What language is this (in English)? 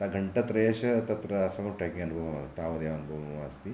Sanskrit